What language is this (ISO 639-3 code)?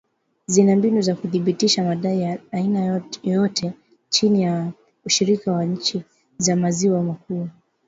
swa